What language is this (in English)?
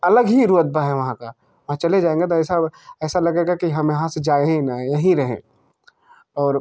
Hindi